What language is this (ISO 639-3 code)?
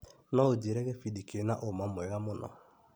kik